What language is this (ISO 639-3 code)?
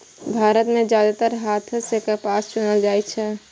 mai